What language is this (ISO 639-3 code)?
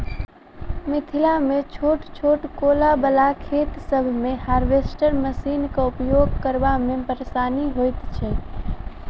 mai